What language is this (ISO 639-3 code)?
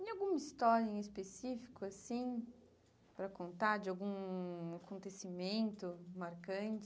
por